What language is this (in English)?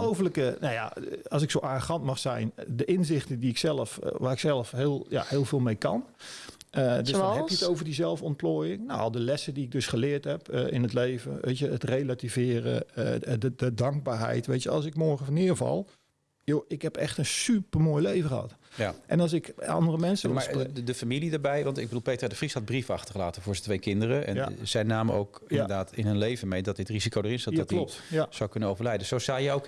Dutch